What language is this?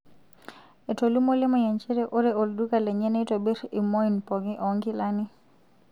Masai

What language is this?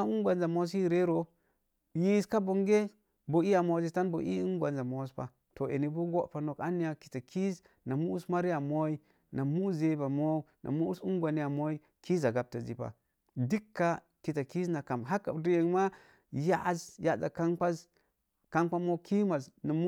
Mom Jango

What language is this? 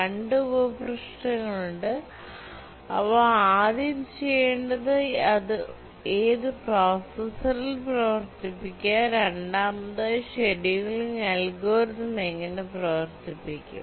Malayalam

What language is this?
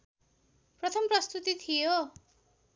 Nepali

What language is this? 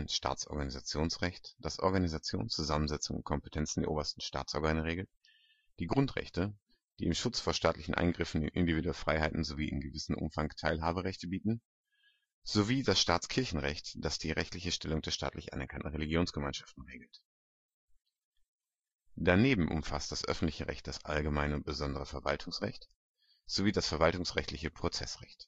German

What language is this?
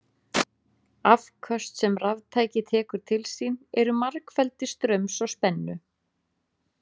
Icelandic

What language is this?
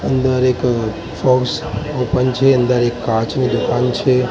Gujarati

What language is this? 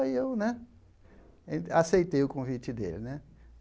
Portuguese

